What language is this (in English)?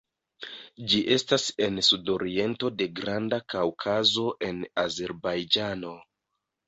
Esperanto